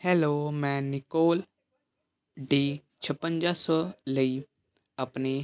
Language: Punjabi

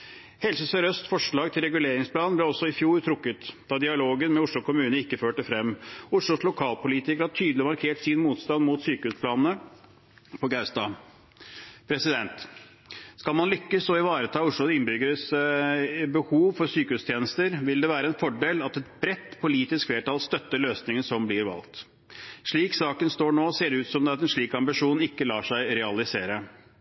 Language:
Norwegian Bokmål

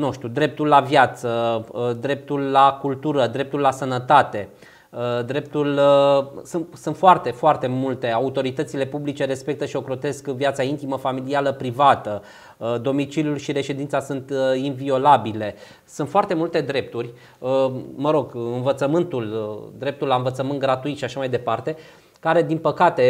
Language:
Romanian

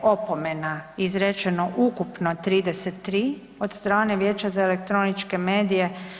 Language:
Croatian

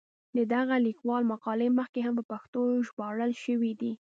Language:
Pashto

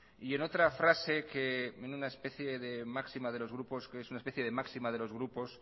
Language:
Spanish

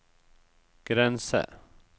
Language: Norwegian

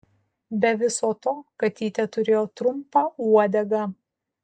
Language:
Lithuanian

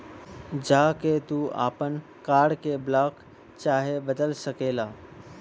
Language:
Bhojpuri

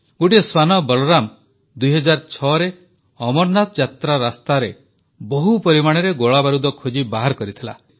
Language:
Odia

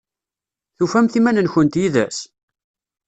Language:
Kabyle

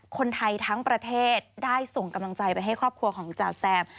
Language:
Thai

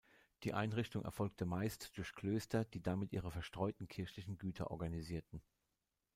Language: German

